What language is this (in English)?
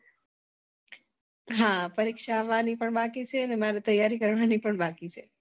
Gujarati